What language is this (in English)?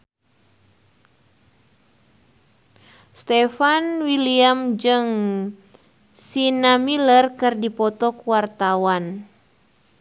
Sundanese